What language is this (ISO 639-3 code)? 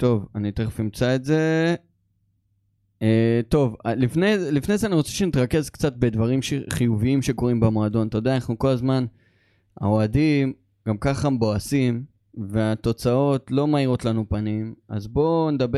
heb